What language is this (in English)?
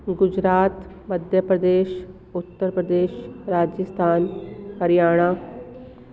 Sindhi